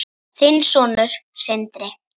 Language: Icelandic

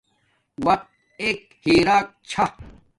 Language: Domaaki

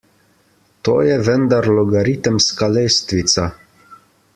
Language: Slovenian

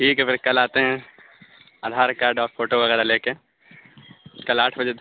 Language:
Urdu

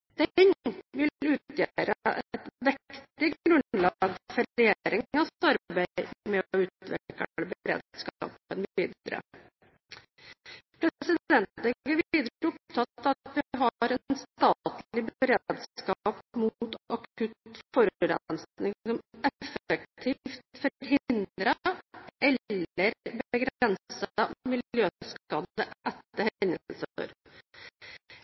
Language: Norwegian Bokmål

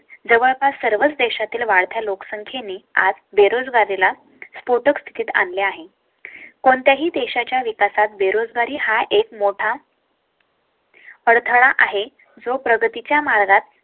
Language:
Marathi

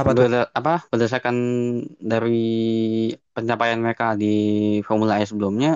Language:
Indonesian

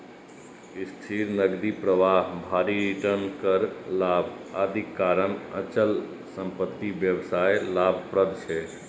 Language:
Maithili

